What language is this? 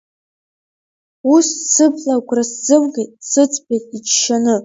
Abkhazian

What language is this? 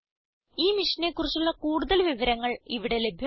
Malayalam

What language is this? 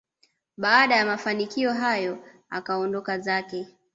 Swahili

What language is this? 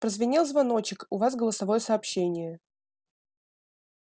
Russian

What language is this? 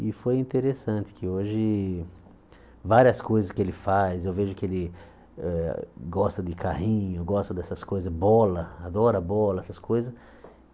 Portuguese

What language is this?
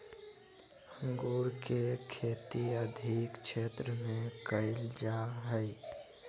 Magahi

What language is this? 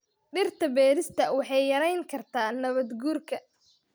Somali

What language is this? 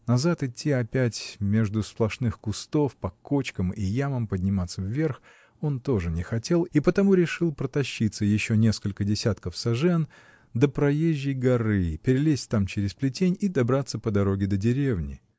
Russian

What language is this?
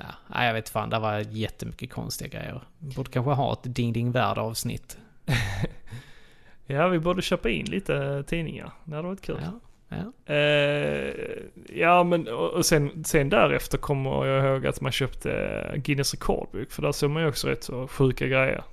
Swedish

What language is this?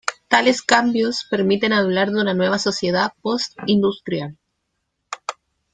Spanish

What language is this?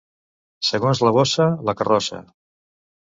Catalan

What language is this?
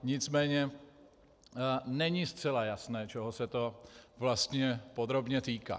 Czech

